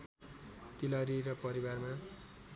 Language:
Nepali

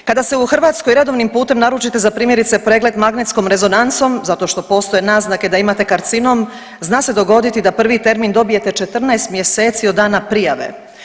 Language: Croatian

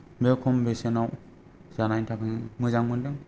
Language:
Bodo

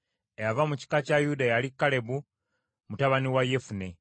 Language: Ganda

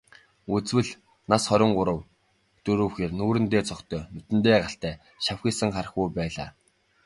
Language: Mongolian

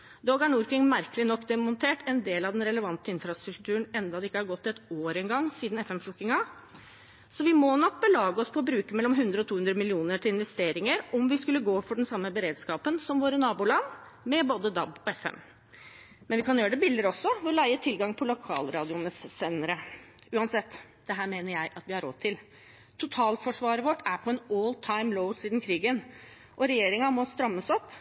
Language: Norwegian Bokmål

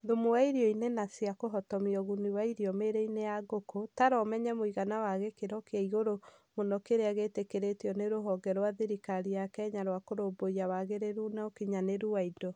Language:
Kikuyu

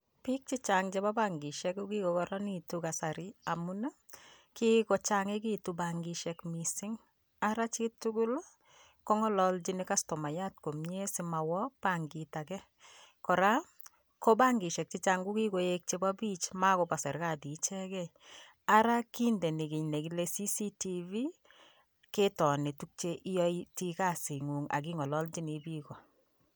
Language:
Kalenjin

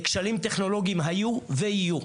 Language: Hebrew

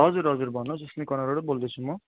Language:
Nepali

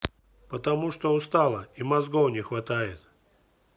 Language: Russian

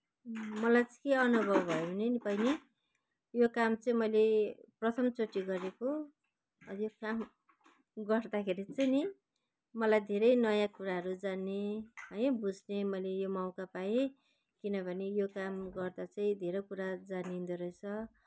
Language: Nepali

